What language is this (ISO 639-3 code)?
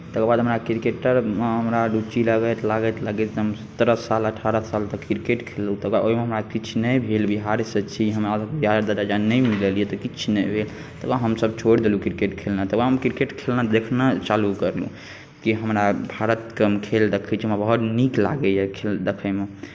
mai